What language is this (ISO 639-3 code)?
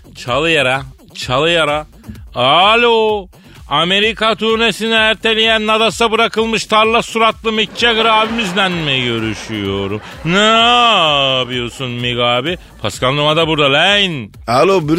tur